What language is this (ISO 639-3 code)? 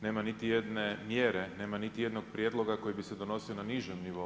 hrv